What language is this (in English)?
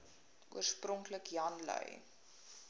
Afrikaans